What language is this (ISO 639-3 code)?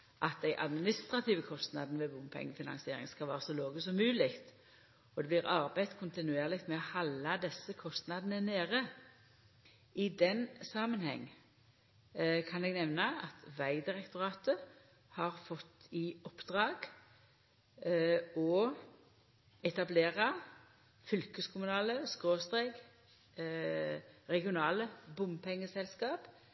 nno